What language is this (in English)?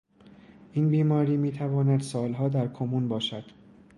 Persian